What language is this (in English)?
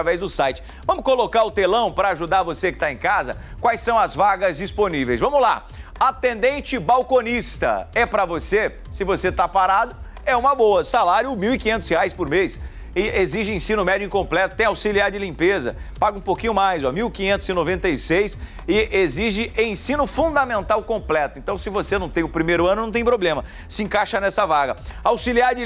Portuguese